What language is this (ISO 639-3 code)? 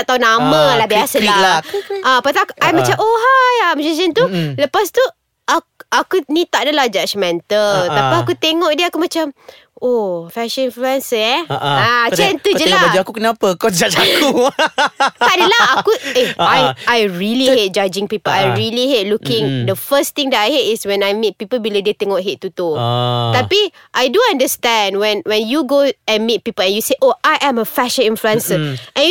msa